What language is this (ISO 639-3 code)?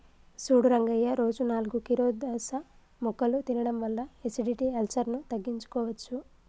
tel